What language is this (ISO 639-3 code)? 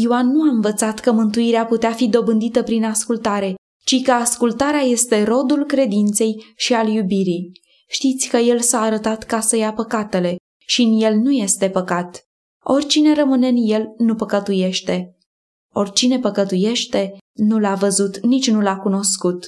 ron